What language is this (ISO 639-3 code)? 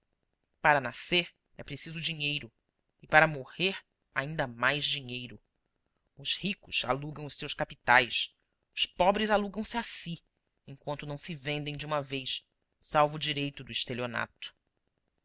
por